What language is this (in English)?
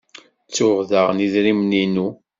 Kabyle